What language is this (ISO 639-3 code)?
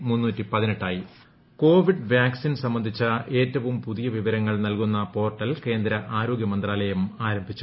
mal